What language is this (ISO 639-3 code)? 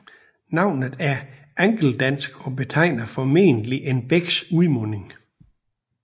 dan